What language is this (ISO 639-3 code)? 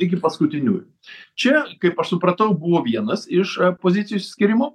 lit